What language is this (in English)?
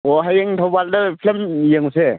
Manipuri